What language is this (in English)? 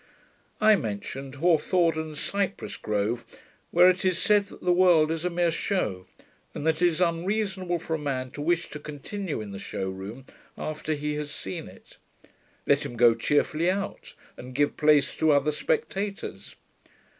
English